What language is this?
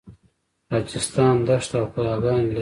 Pashto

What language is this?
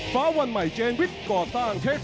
Thai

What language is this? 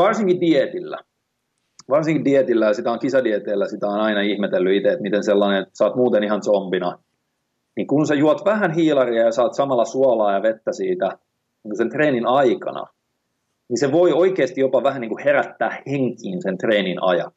Finnish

